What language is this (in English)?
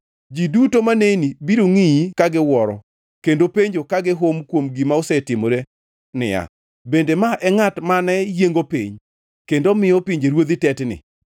Luo (Kenya and Tanzania)